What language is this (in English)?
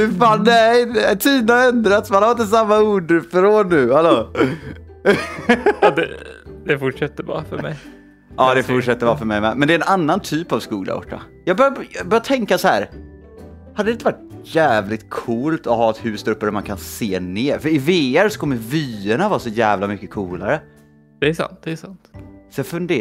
Swedish